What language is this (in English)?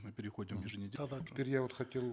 Kazakh